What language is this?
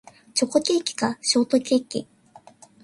Japanese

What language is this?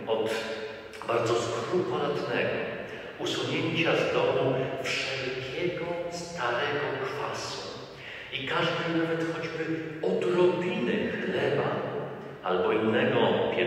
Polish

